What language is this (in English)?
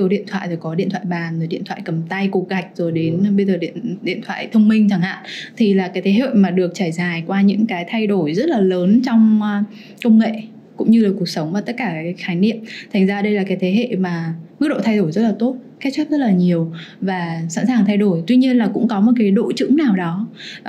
Vietnamese